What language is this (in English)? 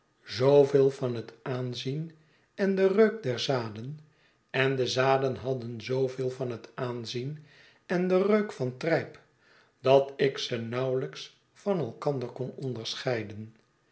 Dutch